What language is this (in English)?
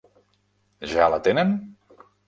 Catalan